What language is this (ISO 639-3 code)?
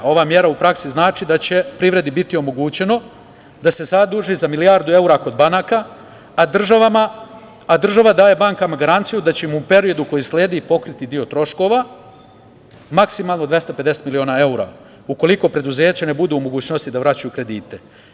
srp